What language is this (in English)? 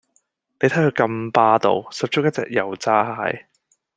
Cantonese